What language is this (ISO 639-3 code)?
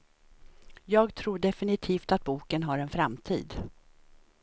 swe